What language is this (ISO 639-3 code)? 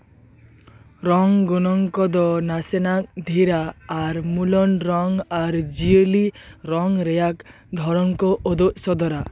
sat